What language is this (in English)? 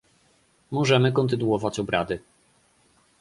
Polish